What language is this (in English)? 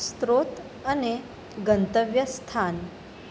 Gujarati